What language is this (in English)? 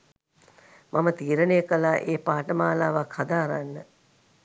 Sinhala